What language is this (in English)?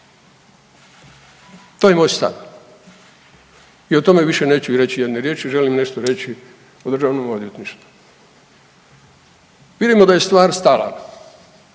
Croatian